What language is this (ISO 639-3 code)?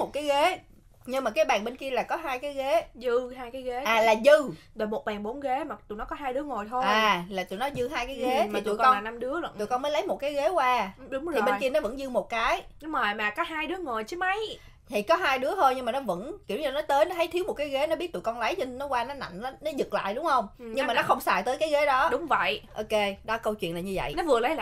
vie